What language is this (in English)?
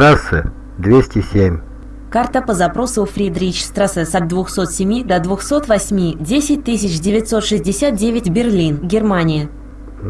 Russian